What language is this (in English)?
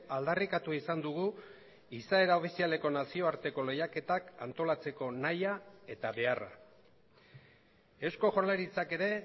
Basque